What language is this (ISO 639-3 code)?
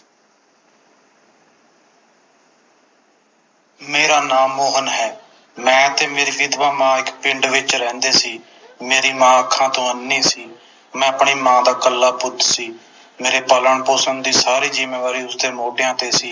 pan